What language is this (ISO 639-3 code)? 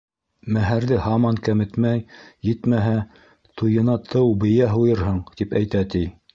bak